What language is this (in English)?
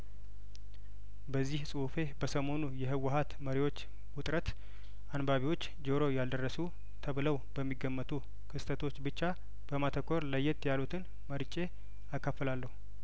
Amharic